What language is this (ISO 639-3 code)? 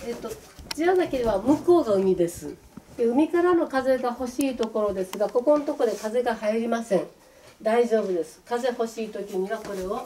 jpn